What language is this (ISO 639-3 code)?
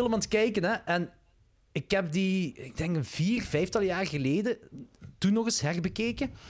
nld